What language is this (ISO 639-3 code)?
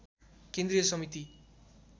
nep